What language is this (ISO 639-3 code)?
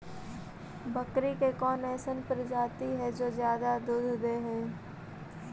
mag